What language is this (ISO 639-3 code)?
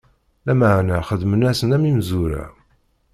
kab